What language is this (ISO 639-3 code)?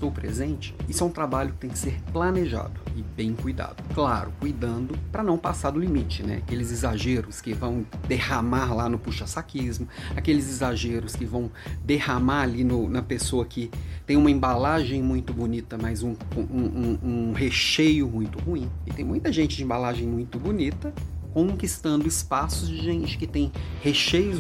por